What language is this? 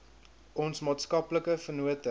Afrikaans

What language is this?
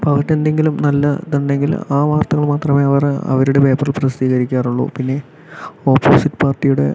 Malayalam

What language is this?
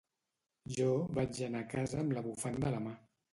Catalan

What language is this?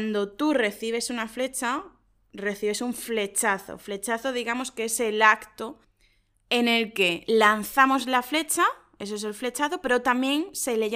Spanish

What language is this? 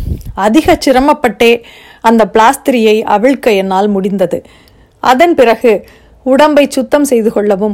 Tamil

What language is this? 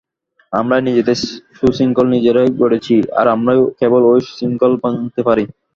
Bangla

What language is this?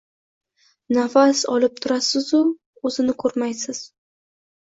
Uzbek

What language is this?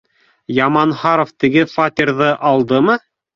Bashkir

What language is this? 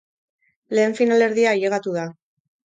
Basque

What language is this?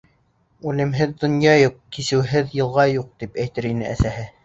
Bashkir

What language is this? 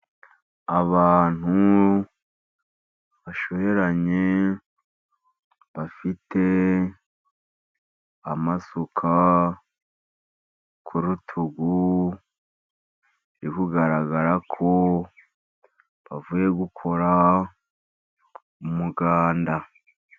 Kinyarwanda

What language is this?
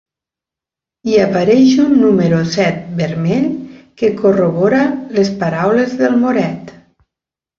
Catalan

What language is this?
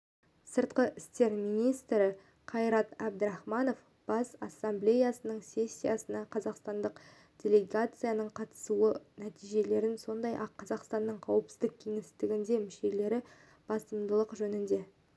Kazakh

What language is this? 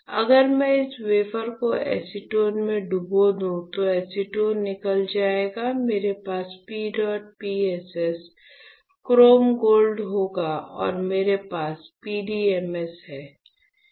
Hindi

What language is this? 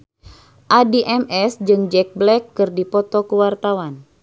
Sundanese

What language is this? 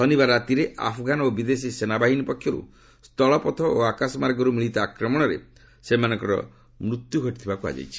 Odia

